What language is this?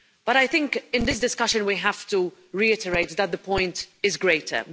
English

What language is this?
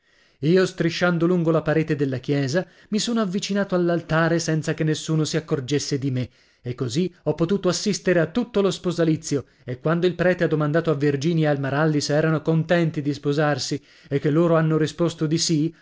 Italian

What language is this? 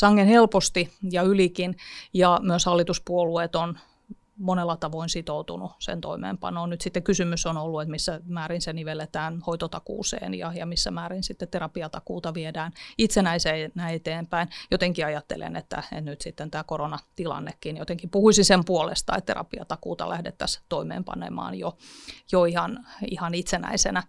Finnish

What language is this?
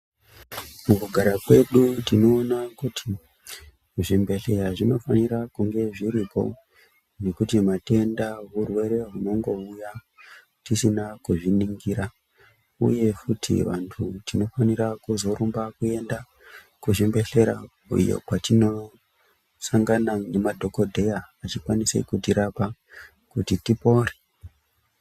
Ndau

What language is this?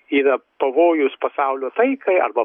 Lithuanian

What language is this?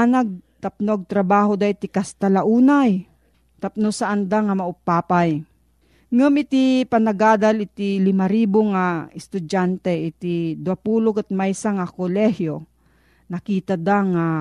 Filipino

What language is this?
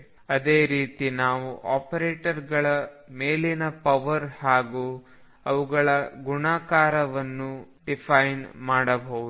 Kannada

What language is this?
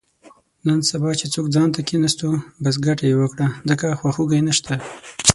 Pashto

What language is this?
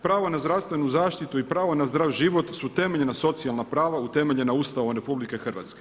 Croatian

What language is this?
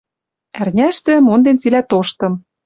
Western Mari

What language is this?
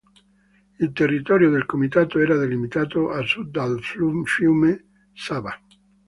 Italian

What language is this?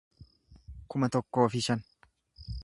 Oromo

